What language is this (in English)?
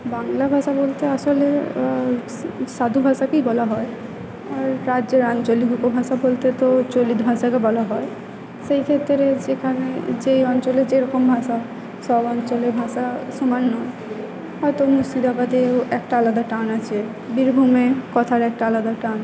Bangla